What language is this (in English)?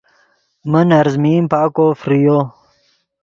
Yidgha